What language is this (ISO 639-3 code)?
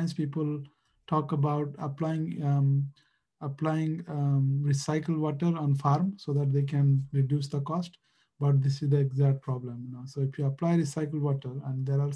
eng